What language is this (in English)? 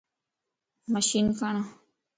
Lasi